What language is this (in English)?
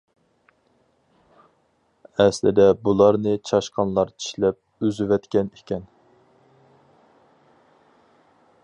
Uyghur